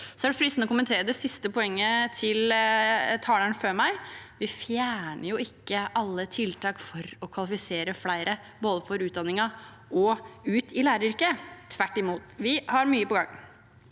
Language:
Norwegian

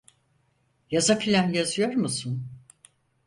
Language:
Turkish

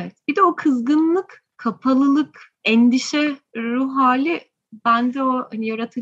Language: Turkish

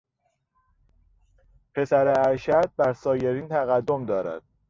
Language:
Persian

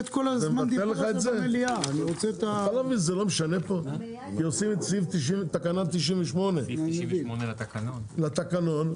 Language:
Hebrew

